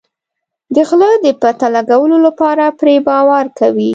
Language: Pashto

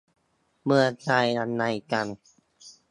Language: Thai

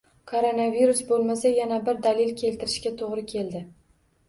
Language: Uzbek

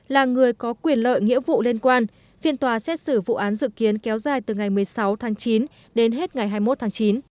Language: Vietnamese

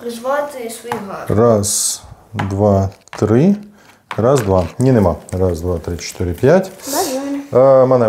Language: Ukrainian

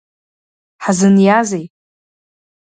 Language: Abkhazian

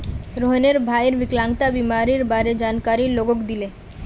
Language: Magahi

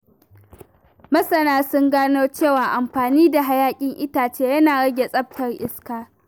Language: Hausa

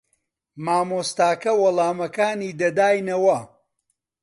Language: Central Kurdish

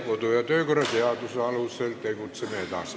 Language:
Estonian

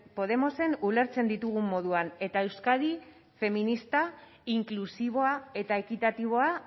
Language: Basque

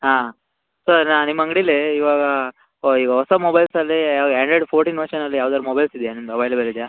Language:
Kannada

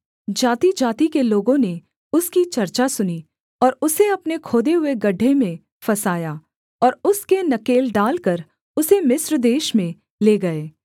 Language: Hindi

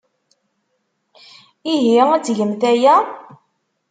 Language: Kabyle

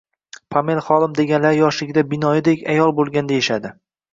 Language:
Uzbek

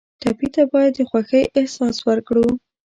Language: Pashto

